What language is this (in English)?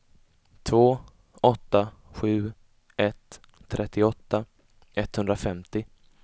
Swedish